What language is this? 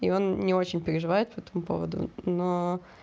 Russian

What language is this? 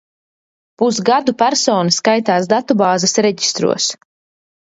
Latvian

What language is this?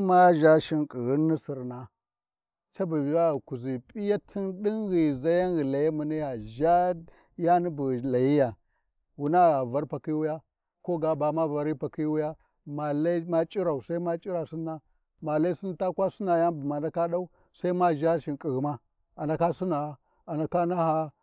Warji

